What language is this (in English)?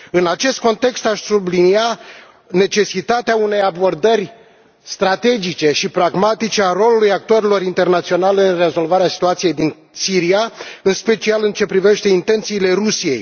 Romanian